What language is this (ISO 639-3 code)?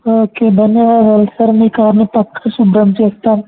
tel